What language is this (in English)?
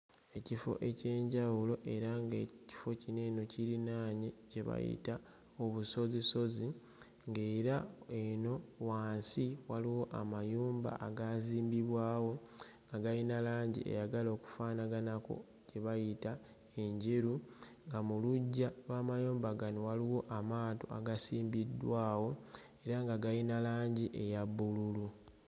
Ganda